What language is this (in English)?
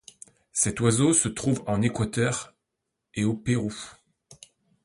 French